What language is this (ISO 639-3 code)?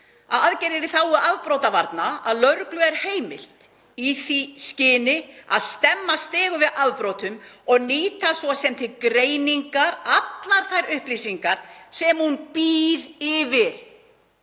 isl